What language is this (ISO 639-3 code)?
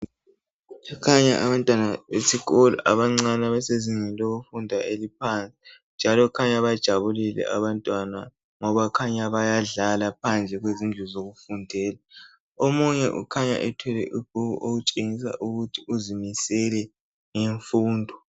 nde